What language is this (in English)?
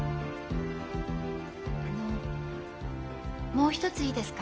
Japanese